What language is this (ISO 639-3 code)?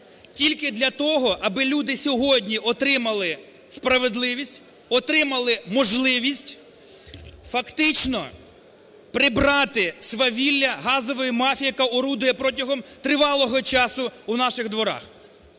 ukr